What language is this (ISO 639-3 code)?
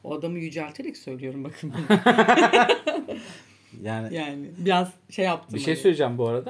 tur